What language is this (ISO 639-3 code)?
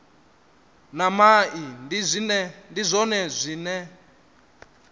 ven